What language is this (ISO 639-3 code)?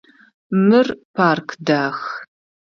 ady